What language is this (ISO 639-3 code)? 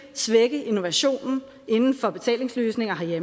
dan